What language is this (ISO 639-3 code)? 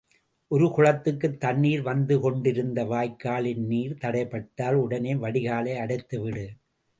tam